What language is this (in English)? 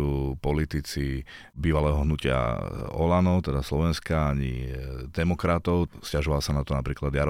Slovak